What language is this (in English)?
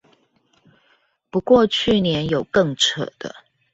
Chinese